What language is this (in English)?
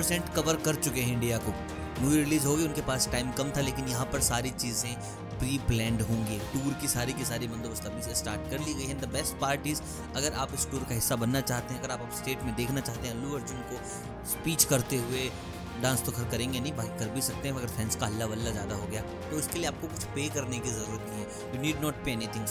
Hindi